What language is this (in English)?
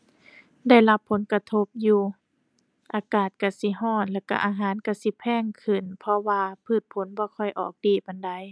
Thai